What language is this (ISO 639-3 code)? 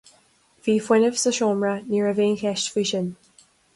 gle